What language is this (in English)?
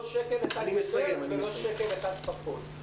Hebrew